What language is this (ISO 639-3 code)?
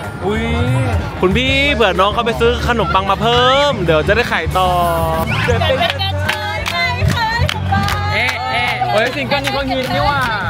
tha